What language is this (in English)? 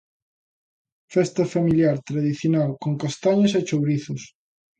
Galician